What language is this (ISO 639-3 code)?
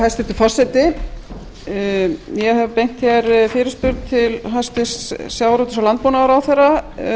isl